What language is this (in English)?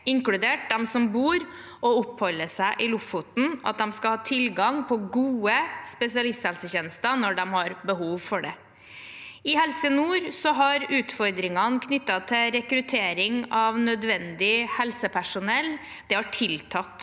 Norwegian